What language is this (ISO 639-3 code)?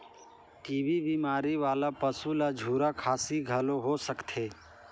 hne